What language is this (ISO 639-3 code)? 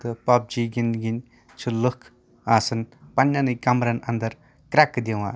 kas